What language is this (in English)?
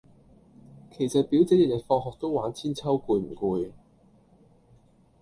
Cantonese